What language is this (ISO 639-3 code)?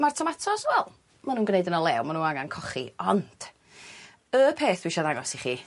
cym